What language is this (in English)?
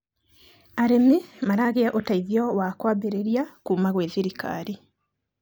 Kikuyu